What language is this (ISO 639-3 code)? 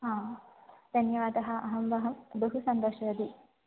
san